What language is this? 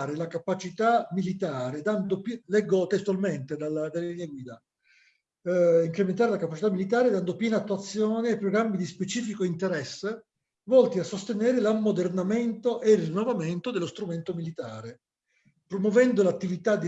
Italian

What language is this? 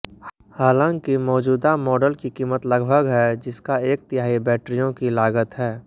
Hindi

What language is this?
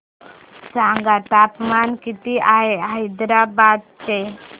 Marathi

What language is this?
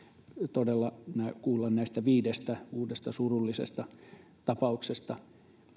Finnish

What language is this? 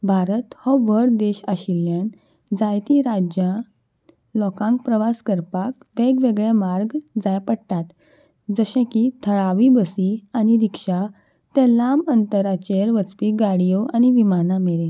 Konkani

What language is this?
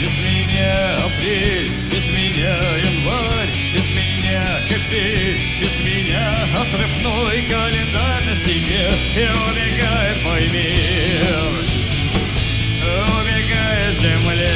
Russian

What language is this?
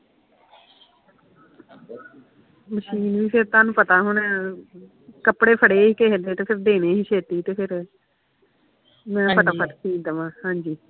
Punjabi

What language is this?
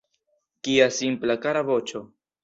Esperanto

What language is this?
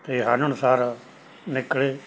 Punjabi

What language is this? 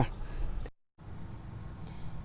Vietnamese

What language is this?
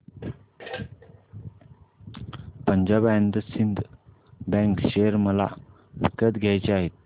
Marathi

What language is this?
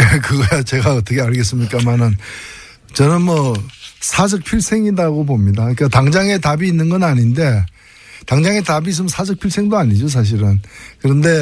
Korean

